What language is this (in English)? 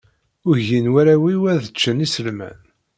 Kabyle